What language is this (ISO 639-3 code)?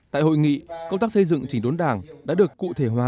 vie